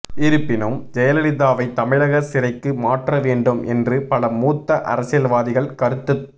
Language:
Tamil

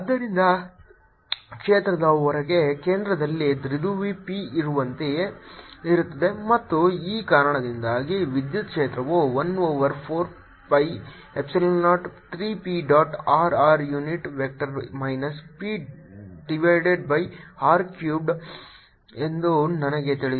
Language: Kannada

